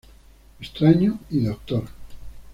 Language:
Spanish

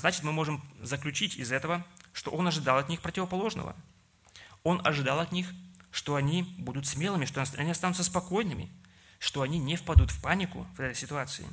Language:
Russian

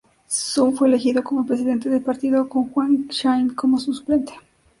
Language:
Spanish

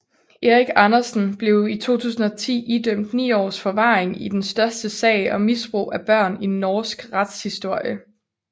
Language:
Danish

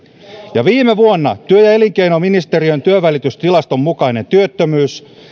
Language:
Finnish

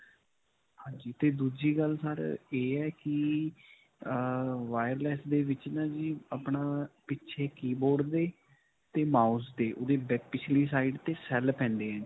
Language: Punjabi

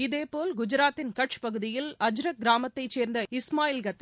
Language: Tamil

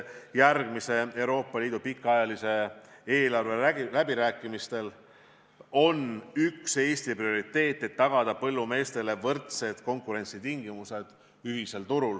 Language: Estonian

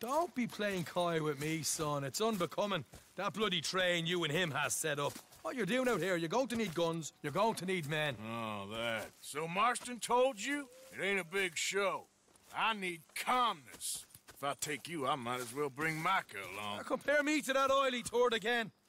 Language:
Polish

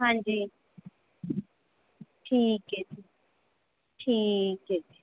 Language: Punjabi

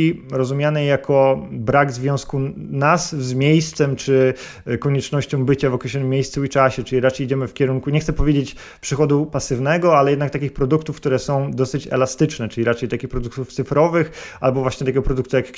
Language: Polish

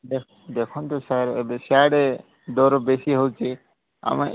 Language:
Odia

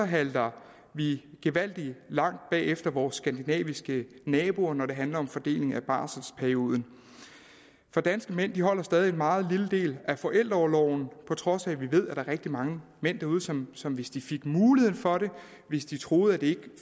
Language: Danish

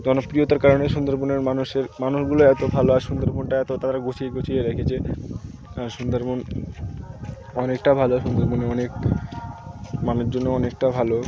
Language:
Bangla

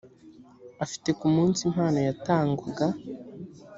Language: Kinyarwanda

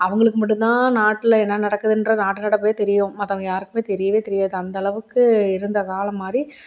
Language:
Tamil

